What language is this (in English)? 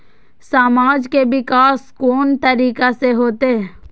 Maithili